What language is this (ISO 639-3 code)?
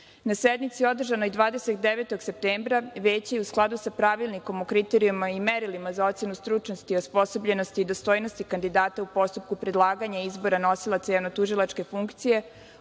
srp